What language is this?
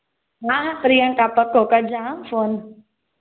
Sindhi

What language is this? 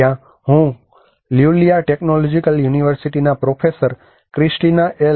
Gujarati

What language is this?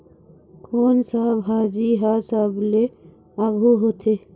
Chhattisgarhi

